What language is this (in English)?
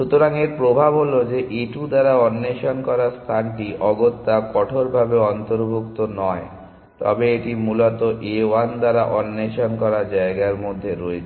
Bangla